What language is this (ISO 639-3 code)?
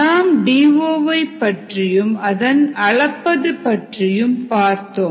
tam